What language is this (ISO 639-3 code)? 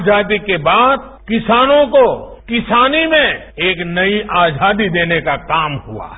hin